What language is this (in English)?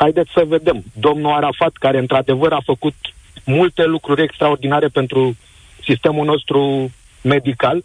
Romanian